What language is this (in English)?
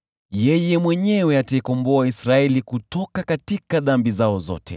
Swahili